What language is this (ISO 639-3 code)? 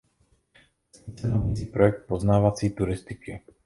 ces